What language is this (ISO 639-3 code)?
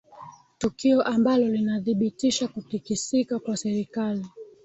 swa